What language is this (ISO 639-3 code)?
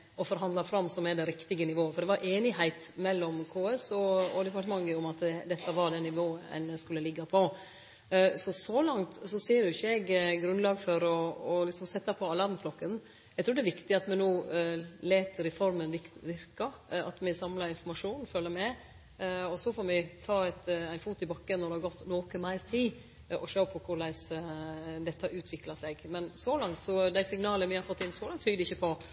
nno